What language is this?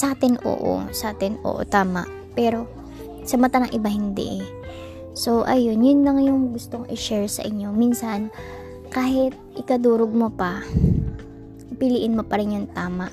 Filipino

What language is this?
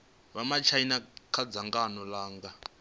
Venda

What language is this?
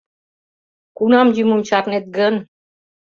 Mari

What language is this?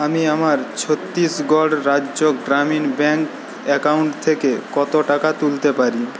Bangla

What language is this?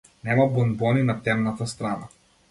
Macedonian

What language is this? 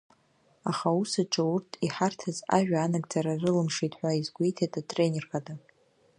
Abkhazian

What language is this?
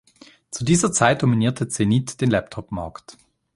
German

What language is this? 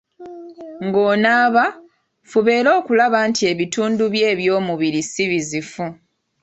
Ganda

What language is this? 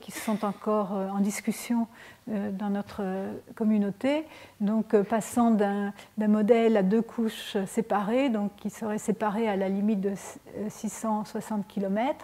French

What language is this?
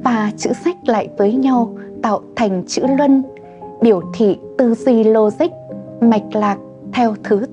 Vietnamese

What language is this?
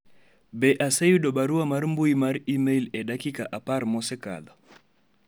Luo (Kenya and Tanzania)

